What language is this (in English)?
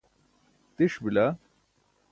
Burushaski